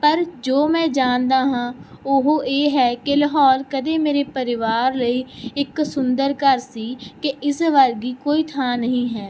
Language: Punjabi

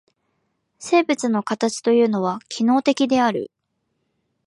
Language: Japanese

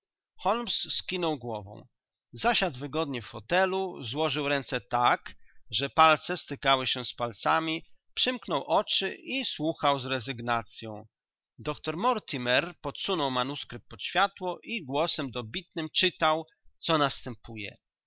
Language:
Polish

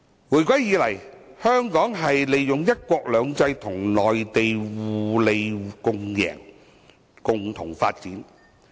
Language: Cantonese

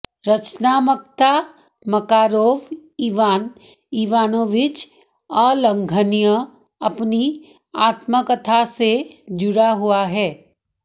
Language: Hindi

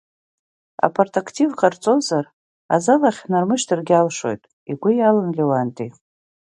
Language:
Abkhazian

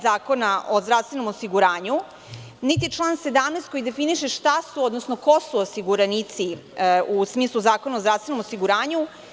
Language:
Serbian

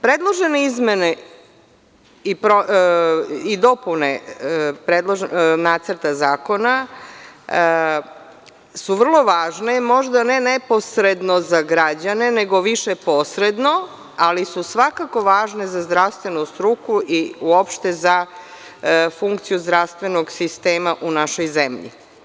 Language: Serbian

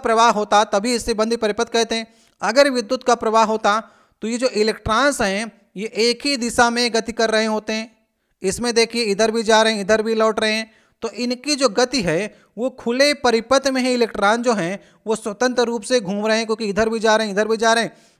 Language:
Hindi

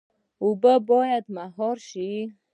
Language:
Pashto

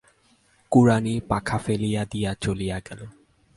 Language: Bangla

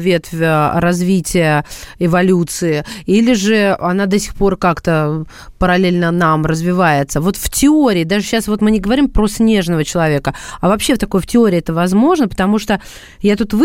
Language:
Russian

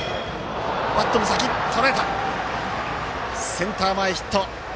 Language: Japanese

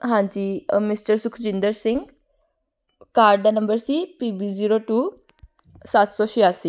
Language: Punjabi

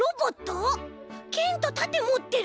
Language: Japanese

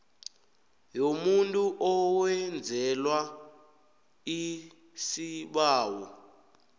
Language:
South Ndebele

